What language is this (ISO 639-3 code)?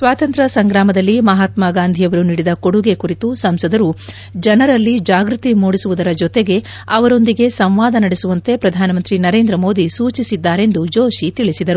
kan